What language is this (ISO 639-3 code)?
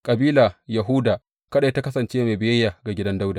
hau